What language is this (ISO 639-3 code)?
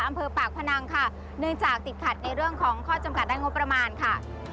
tha